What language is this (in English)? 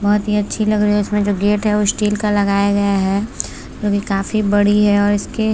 Hindi